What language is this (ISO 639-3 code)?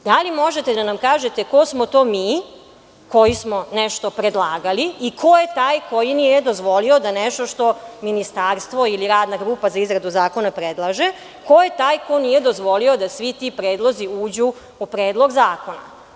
srp